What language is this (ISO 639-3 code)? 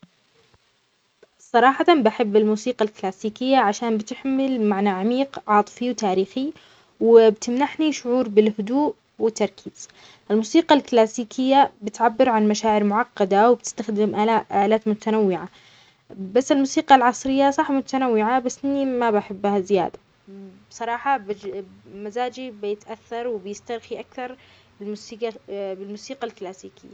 acx